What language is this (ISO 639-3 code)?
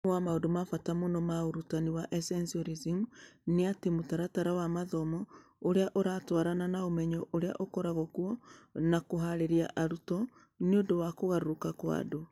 kik